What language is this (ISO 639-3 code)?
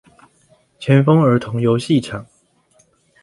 zho